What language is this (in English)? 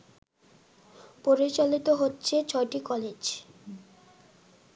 Bangla